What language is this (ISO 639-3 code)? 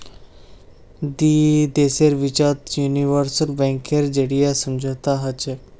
mag